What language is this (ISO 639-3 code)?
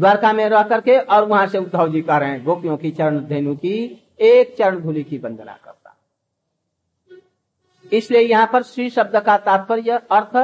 hin